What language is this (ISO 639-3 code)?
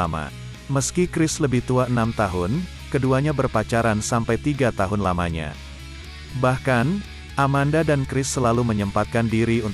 ind